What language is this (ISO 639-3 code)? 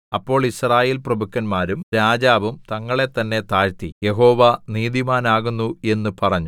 mal